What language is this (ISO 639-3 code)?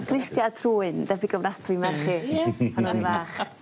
cym